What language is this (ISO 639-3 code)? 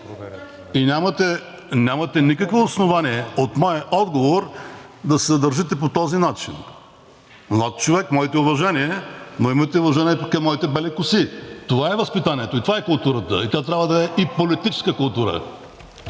bul